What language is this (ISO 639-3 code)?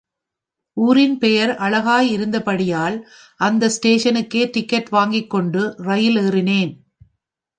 tam